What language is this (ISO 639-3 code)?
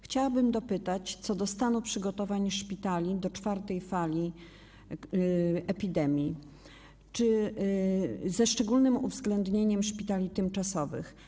pol